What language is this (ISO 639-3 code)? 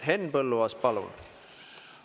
est